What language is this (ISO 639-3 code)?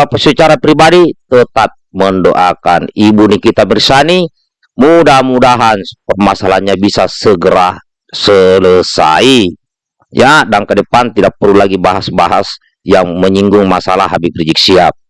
ind